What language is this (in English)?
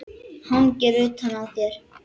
Icelandic